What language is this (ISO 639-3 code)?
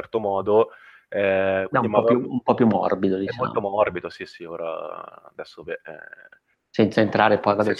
ita